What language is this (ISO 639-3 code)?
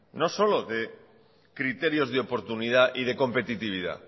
spa